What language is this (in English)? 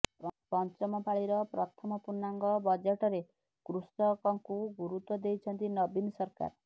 Odia